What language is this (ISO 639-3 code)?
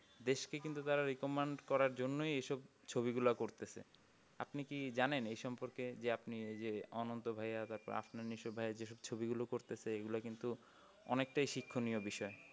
ben